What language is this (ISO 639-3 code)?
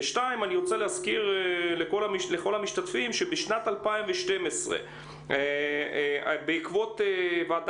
heb